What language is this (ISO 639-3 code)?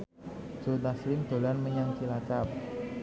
jav